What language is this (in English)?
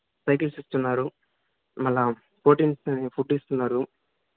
Telugu